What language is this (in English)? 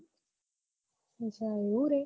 Gujarati